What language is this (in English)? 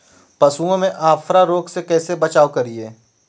Magahi